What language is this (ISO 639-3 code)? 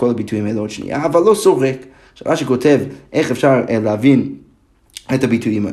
heb